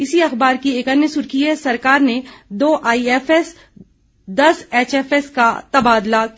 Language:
Hindi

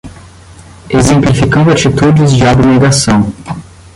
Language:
Portuguese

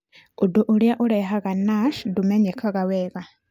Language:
Kikuyu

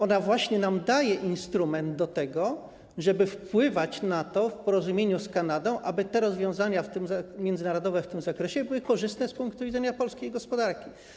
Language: Polish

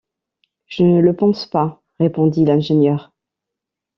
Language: French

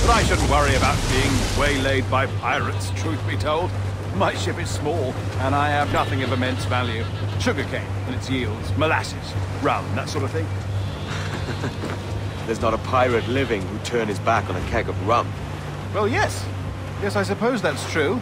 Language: English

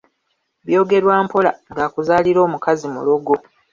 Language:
Ganda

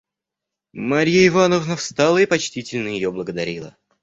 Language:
Russian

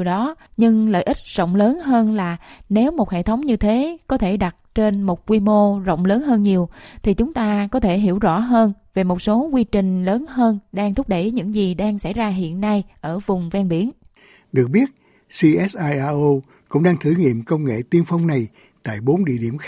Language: Vietnamese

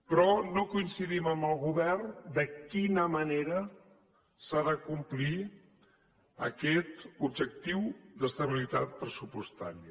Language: Catalan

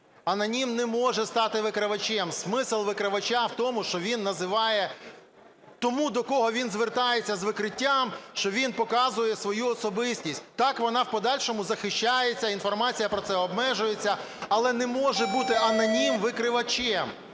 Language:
Ukrainian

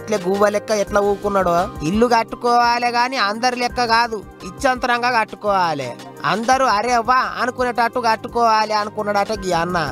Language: Arabic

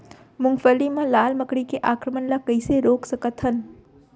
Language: Chhattisgarhi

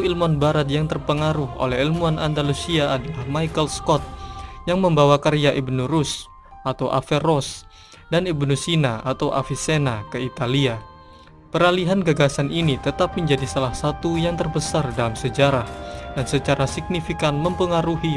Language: Indonesian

